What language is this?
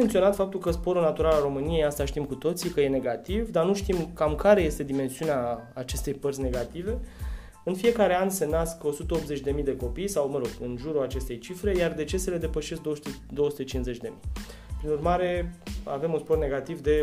Romanian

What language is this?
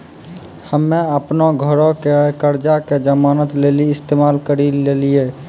Maithili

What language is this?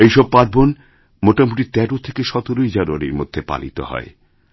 Bangla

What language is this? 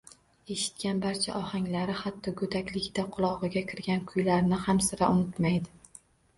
Uzbek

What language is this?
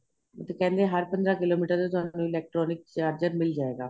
Punjabi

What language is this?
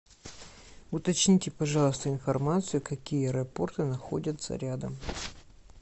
Russian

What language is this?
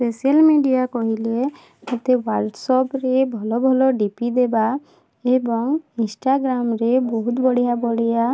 Odia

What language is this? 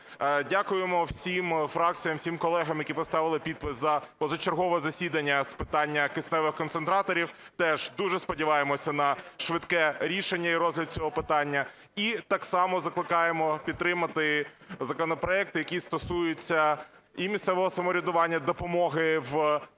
Ukrainian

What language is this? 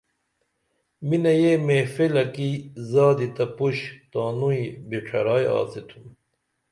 Dameli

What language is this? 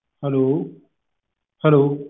Punjabi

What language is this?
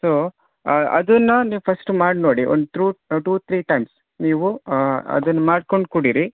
Kannada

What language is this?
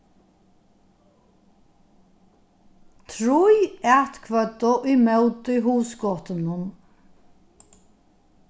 Faroese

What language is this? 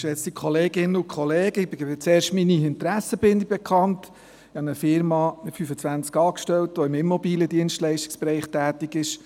Swiss German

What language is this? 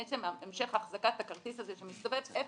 Hebrew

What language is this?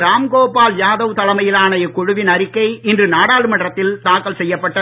Tamil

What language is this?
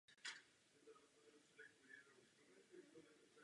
Czech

